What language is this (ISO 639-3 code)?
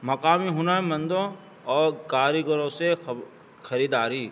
urd